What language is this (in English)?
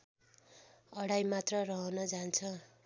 Nepali